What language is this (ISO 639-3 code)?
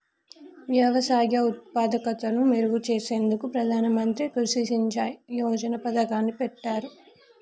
tel